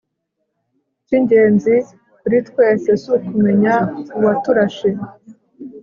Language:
Kinyarwanda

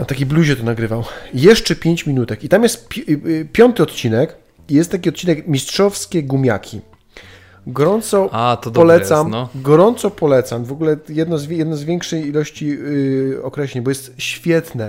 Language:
Polish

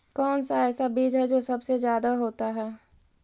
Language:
Magahi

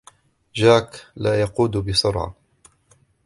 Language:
Arabic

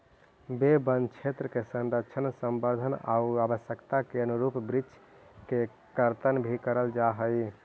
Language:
Magahi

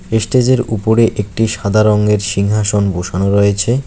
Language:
Bangla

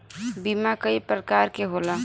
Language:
Bhojpuri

